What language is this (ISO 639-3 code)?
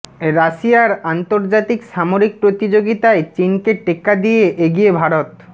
ben